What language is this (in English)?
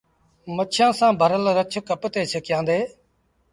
Sindhi Bhil